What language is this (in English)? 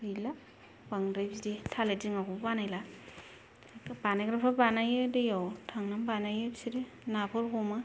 Bodo